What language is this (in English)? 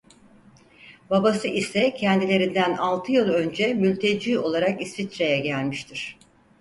Turkish